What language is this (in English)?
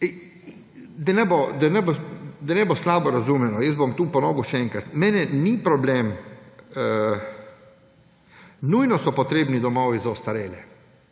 Slovenian